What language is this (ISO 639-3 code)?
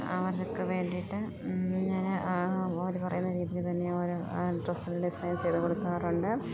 mal